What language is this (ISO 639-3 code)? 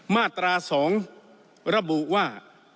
tha